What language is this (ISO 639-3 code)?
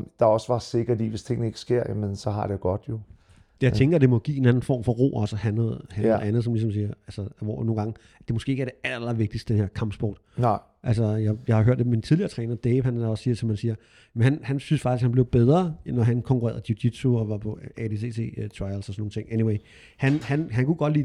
dan